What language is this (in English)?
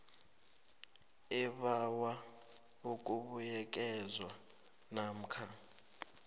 South Ndebele